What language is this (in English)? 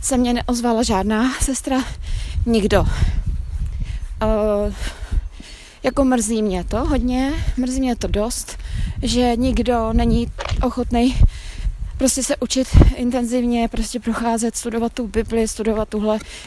Czech